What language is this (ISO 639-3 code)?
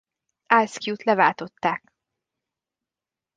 hun